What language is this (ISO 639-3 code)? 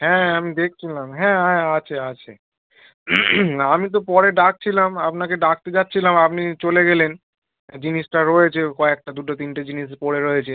ben